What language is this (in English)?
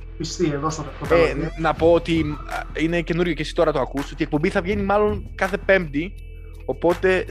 Greek